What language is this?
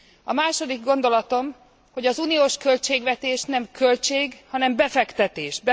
Hungarian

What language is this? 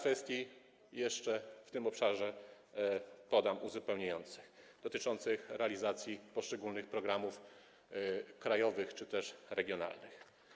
Polish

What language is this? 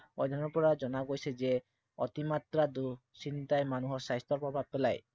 Assamese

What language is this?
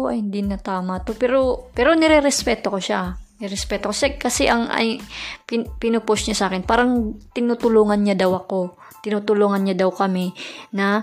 Filipino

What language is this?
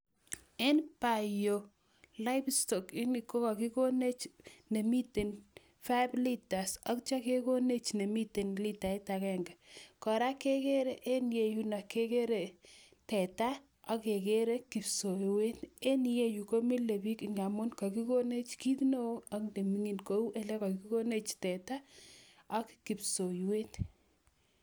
Kalenjin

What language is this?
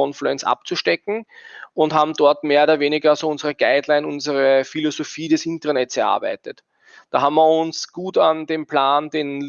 German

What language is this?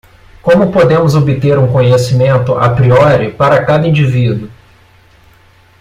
Portuguese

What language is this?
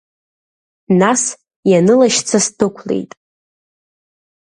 Abkhazian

